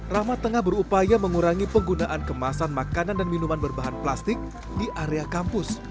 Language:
Indonesian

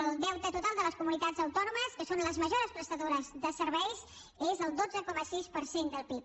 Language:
Catalan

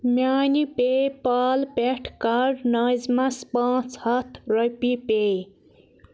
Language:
Kashmiri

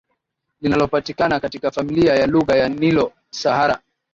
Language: Swahili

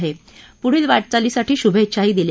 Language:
Marathi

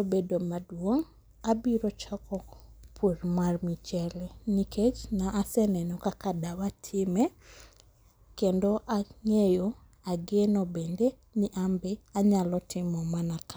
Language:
Luo (Kenya and Tanzania)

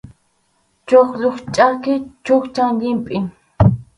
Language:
Arequipa-La Unión Quechua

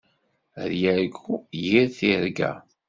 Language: Kabyle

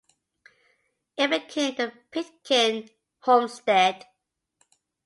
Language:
English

